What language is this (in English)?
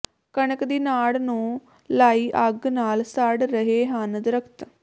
Punjabi